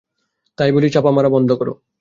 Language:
Bangla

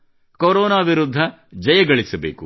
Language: Kannada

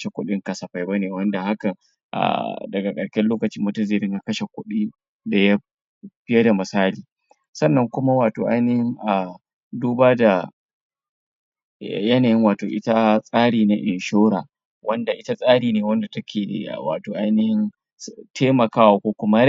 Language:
Hausa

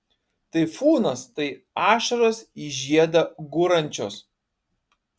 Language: Lithuanian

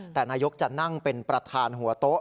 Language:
Thai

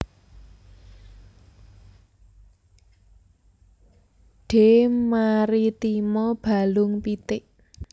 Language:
Javanese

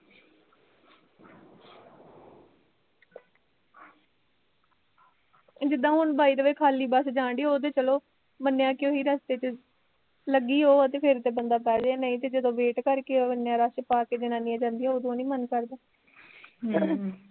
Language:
Punjabi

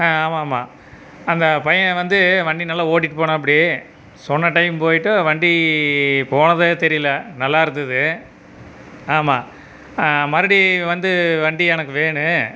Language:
Tamil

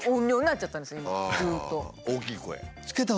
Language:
Japanese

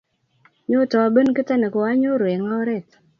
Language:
Kalenjin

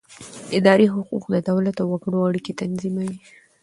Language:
Pashto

